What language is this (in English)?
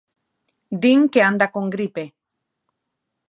Galician